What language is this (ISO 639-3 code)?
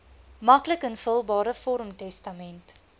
afr